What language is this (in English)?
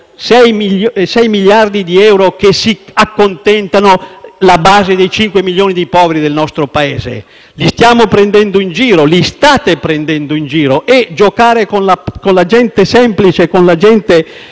Italian